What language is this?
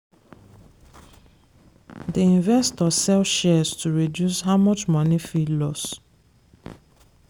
Nigerian Pidgin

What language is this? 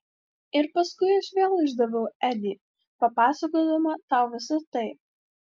Lithuanian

